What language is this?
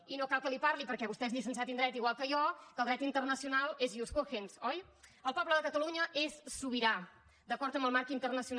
Catalan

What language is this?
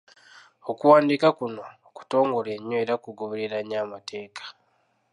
Ganda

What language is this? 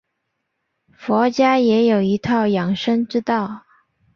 Chinese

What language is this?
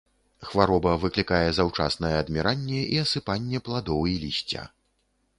Belarusian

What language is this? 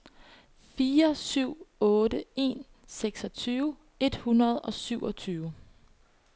Danish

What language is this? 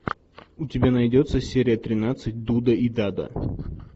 Russian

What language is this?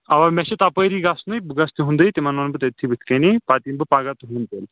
Kashmiri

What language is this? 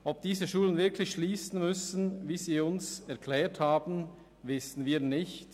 Swiss German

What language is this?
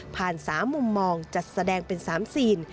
Thai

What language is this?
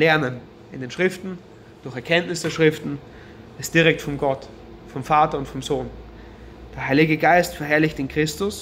German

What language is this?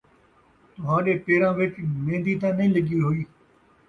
Saraiki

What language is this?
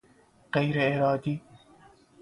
Persian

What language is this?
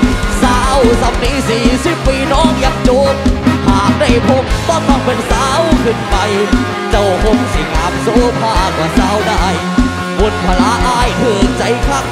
Thai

